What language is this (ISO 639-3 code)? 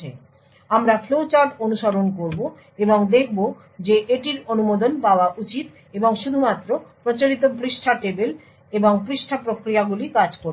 ben